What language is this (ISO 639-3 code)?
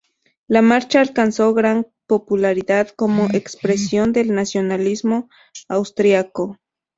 spa